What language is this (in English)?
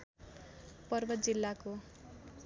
Nepali